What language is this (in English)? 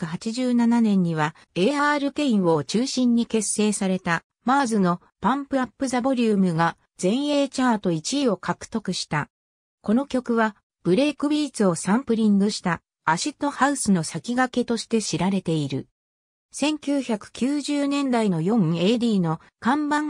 Japanese